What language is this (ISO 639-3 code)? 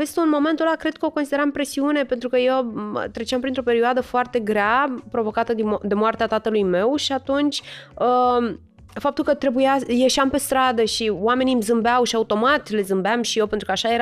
ron